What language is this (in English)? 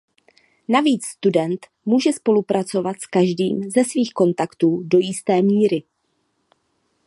Czech